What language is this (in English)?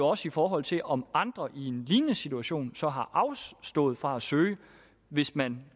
Danish